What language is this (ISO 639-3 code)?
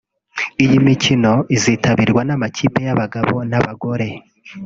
kin